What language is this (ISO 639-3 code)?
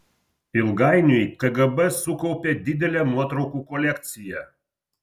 lit